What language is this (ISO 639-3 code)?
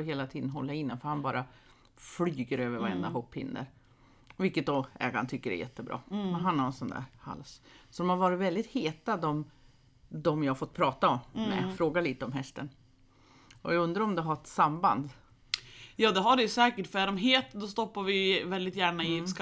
swe